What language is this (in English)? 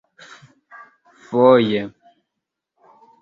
Esperanto